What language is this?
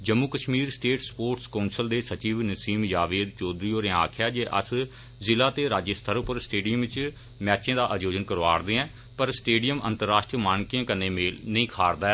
Dogri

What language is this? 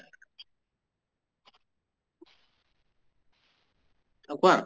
Assamese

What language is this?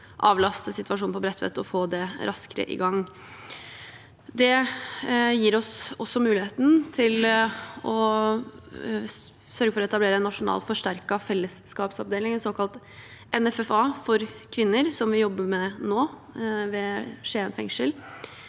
Norwegian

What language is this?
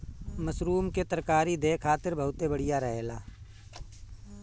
Bhojpuri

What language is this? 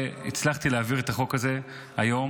Hebrew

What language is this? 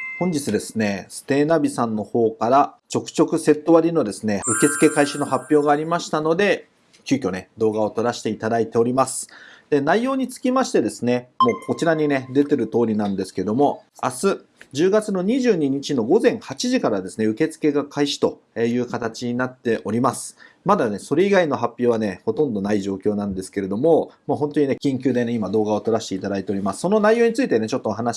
Japanese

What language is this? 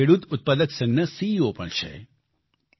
Gujarati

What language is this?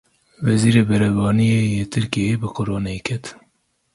Kurdish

